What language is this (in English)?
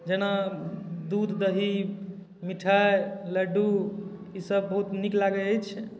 Maithili